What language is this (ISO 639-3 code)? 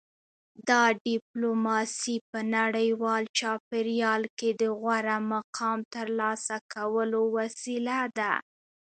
pus